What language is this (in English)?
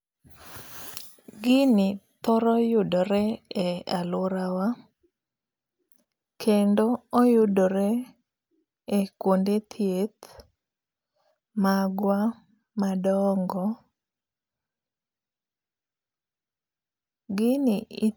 Luo (Kenya and Tanzania)